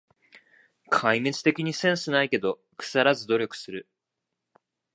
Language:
Japanese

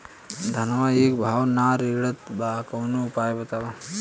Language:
Bhojpuri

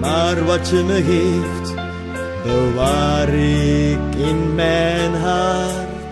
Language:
Dutch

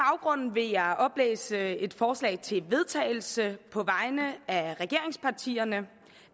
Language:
Danish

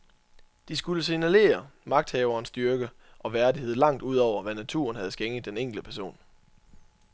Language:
Danish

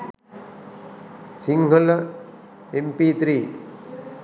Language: Sinhala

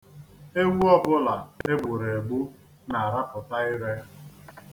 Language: Igbo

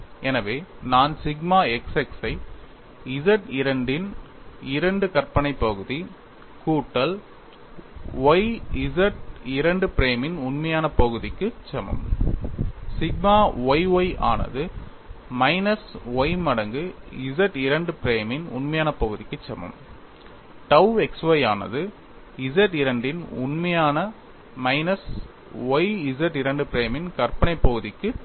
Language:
Tamil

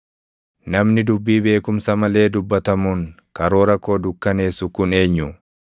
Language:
Oromo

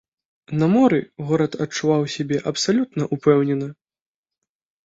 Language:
Belarusian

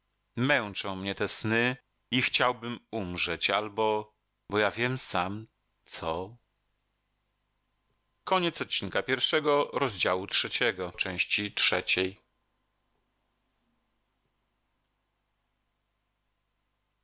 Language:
Polish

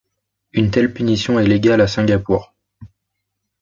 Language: French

